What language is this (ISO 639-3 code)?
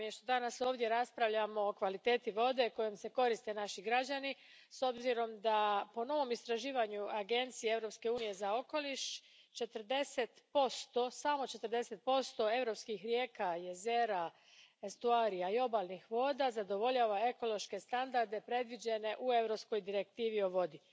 hrv